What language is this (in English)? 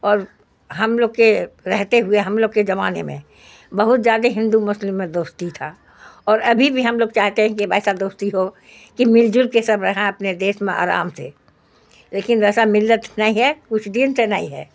Urdu